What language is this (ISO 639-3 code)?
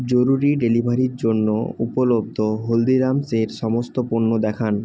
ben